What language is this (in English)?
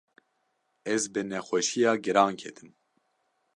Kurdish